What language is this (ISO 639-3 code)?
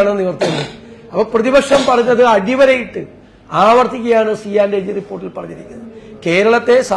mal